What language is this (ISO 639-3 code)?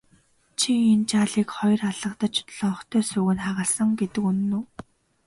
mon